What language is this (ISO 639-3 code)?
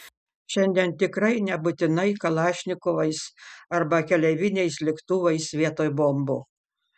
lit